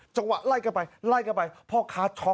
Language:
Thai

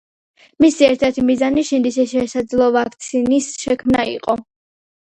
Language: Georgian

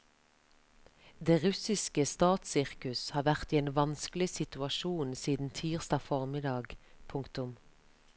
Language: Norwegian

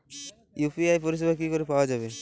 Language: Bangla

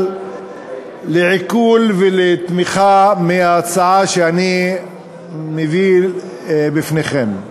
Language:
Hebrew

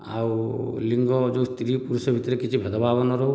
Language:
Odia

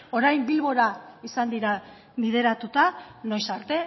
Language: Basque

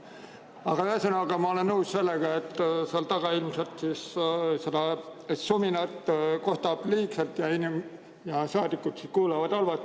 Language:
Estonian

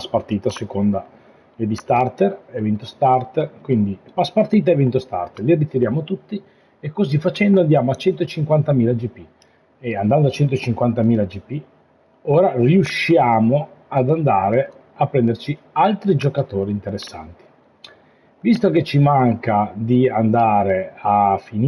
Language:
Italian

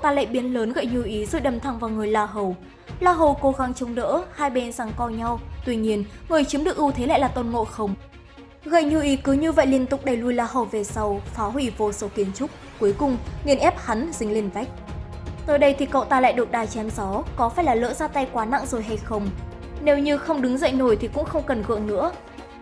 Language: Vietnamese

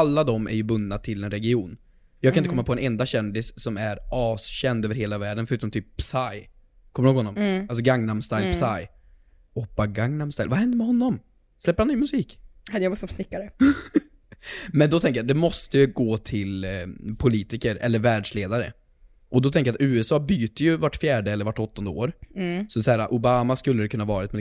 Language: Swedish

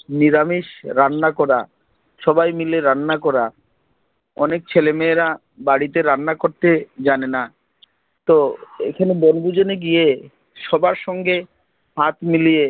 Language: Bangla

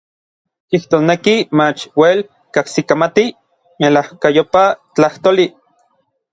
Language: Orizaba Nahuatl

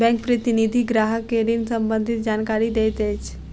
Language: Maithili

